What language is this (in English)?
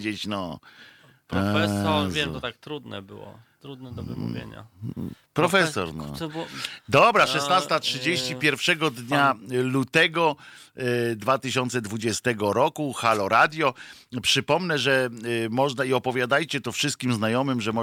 Polish